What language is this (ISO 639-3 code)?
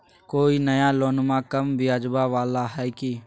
mag